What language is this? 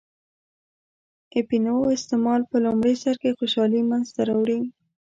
Pashto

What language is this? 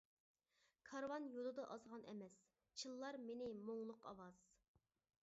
Uyghur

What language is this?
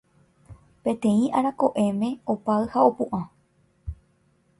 Guarani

